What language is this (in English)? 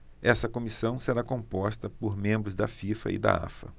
Portuguese